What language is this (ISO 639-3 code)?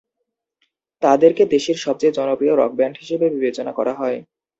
ben